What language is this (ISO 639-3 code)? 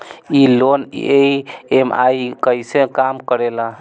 bho